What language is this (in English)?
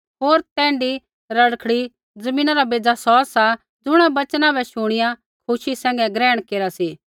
Kullu Pahari